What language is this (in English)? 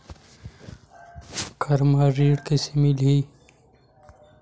Chhattisgarhi